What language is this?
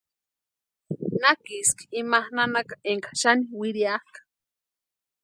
Western Highland Purepecha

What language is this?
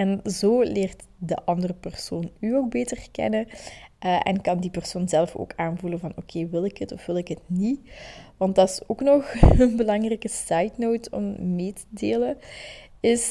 Dutch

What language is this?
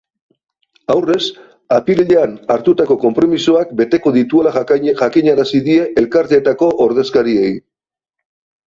Basque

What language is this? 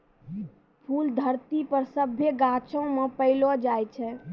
Maithili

